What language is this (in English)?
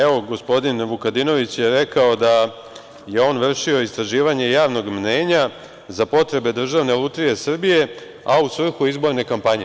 Serbian